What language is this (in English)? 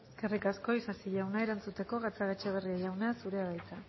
Basque